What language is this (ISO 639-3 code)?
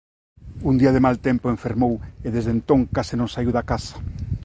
glg